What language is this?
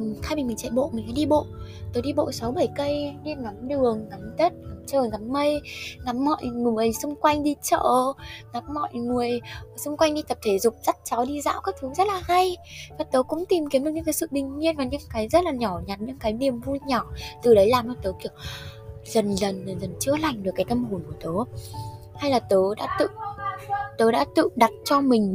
Vietnamese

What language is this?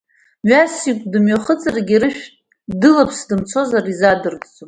Abkhazian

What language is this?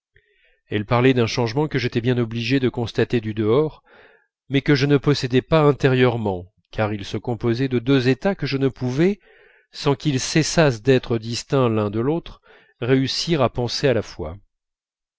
French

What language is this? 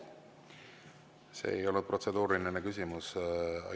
Estonian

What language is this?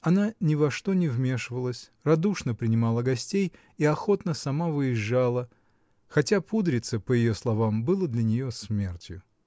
Russian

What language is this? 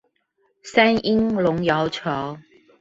Chinese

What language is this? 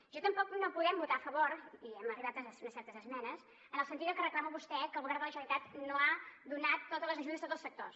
Catalan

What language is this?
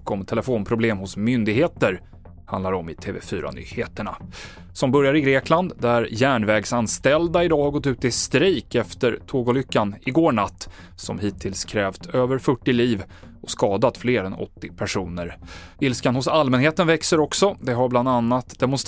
Swedish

